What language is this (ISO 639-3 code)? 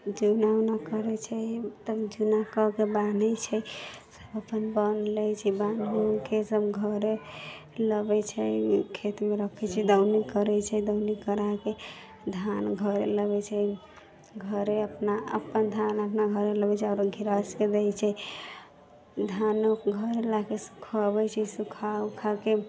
mai